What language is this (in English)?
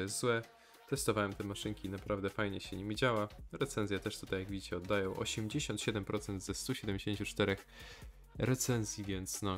Polish